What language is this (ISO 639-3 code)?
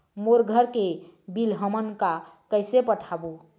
hne